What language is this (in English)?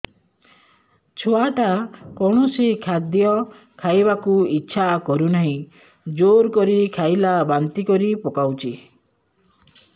Odia